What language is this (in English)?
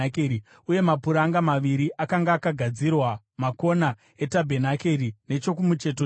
Shona